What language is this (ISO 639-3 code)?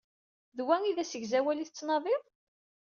kab